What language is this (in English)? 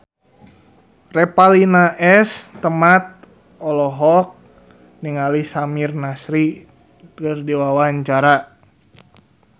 Sundanese